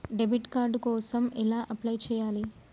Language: Telugu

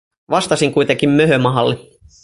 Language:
Finnish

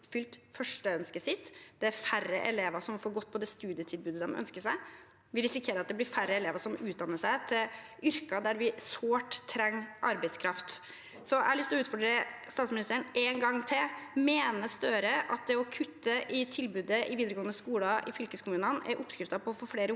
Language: Norwegian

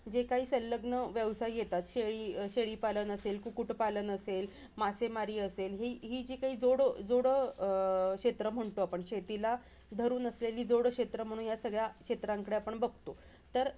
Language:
Marathi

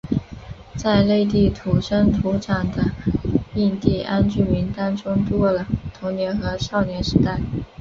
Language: Chinese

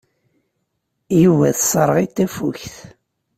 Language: Kabyle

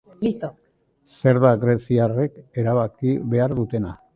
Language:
Basque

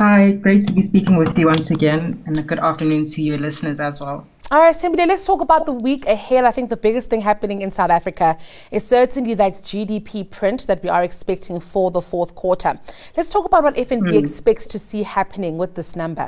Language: English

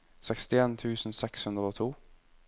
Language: Norwegian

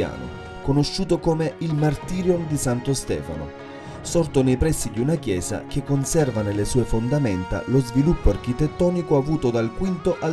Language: Italian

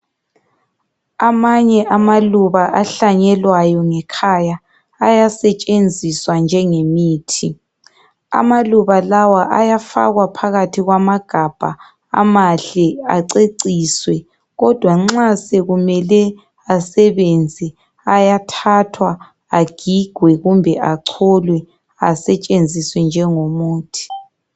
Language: North Ndebele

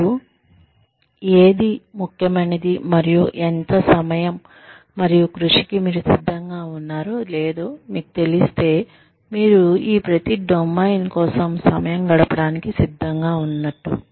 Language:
Telugu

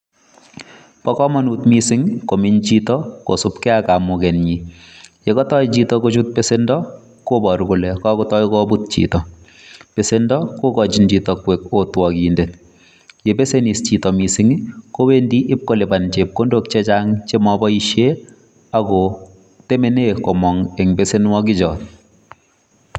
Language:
Kalenjin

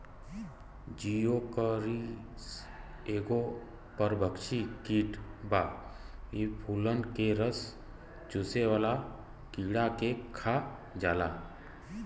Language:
Bhojpuri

